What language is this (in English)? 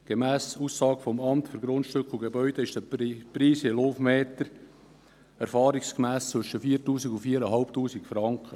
Swiss German